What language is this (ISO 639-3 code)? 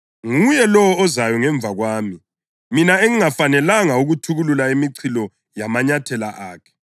nde